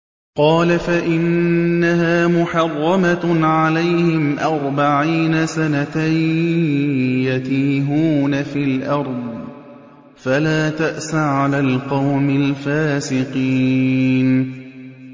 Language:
Arabic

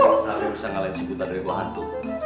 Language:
Indonesian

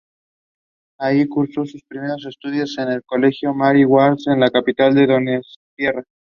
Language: Spanish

